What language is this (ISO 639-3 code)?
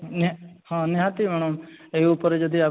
ori